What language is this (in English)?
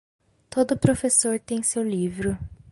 Portuguese